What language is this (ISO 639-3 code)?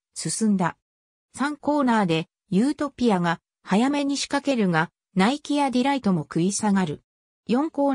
jpn